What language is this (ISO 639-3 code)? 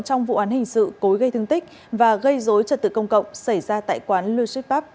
vie